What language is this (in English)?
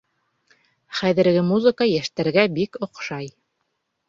Bashkir